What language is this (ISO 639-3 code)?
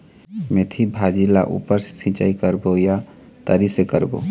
hne